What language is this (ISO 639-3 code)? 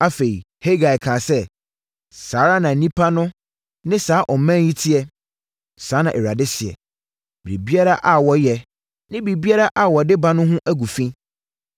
aka